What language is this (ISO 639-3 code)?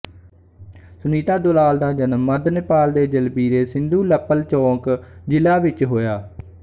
pan